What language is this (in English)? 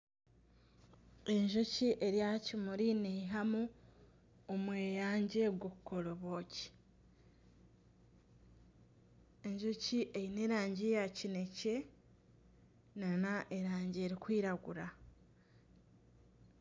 Nyankole